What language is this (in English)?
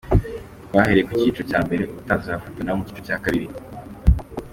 Kinyarwanda